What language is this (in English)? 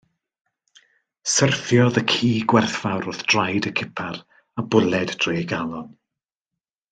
Welsh